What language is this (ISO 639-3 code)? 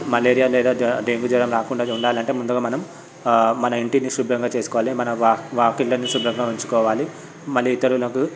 tel